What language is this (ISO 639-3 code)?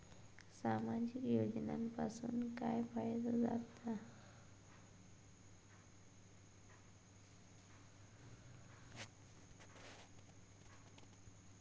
mar